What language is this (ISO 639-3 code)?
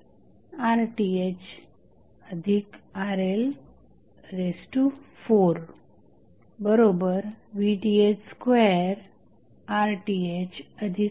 mar